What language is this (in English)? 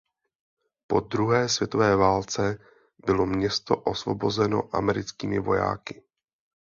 Czech